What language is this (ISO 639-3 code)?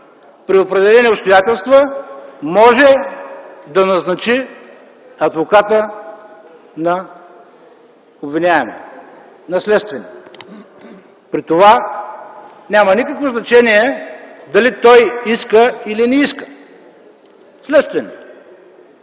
bul